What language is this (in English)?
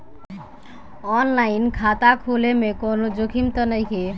Bhojpuri